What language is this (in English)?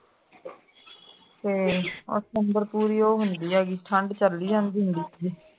Punjabi